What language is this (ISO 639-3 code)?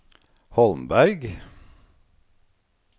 nor